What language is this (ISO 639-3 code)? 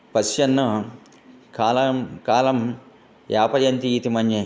san